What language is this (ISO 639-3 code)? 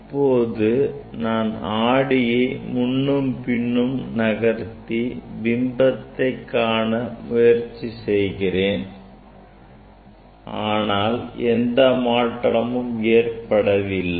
tam